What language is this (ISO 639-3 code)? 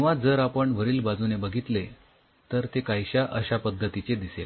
mar